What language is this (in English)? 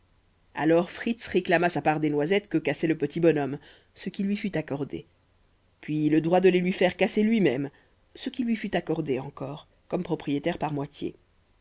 French